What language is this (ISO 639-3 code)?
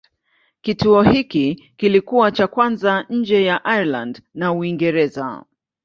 swa